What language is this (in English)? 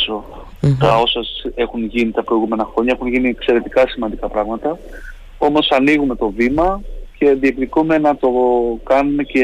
Greek